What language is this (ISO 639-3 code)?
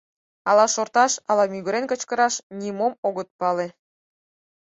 chm